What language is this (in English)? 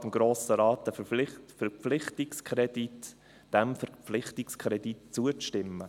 Swiss German